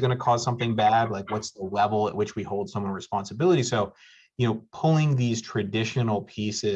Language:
English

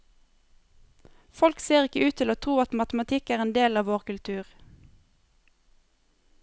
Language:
Norwegian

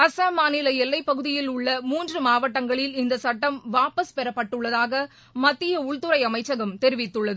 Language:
Tamil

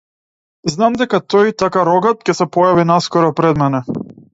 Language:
Macedonian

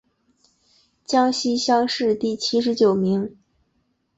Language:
Chinese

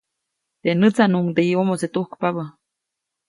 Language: Copainalá Zoque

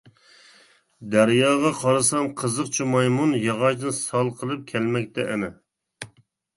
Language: Uyghur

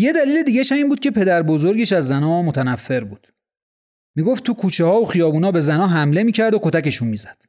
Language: Persian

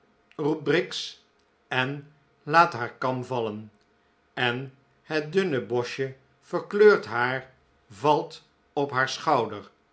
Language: Dutch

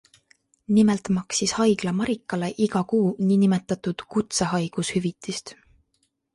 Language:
Estonian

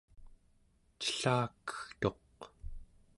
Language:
Central Yupik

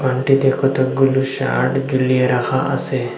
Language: Bangla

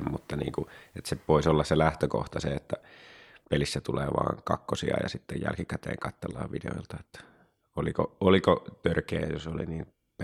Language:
Finnish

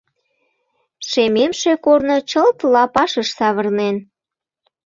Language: Mari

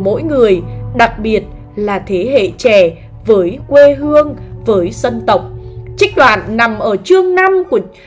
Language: Vietnamese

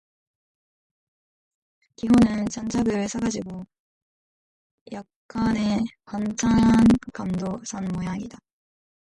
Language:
Korean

